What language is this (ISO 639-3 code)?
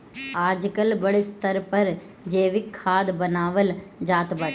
bho